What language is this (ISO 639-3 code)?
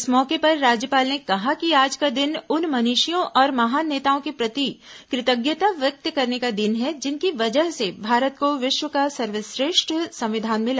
hin